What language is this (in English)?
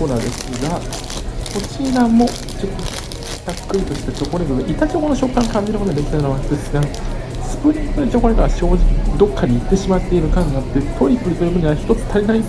Japanese